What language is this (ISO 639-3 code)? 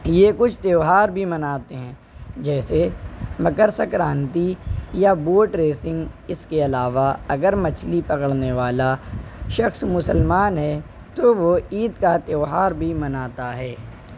urd